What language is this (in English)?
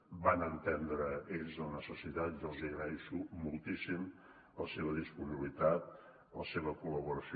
Catalan